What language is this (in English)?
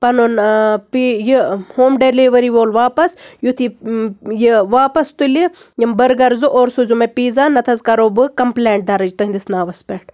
Kashmiri